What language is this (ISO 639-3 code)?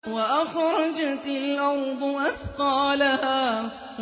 ara